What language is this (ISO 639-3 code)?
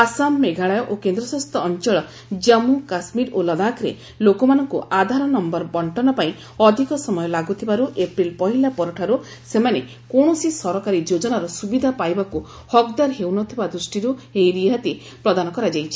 ori